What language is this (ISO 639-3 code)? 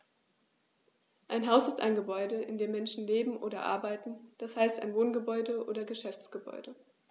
deu